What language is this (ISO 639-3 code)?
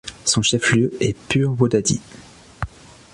fra